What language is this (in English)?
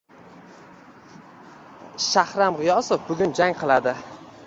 Uzbek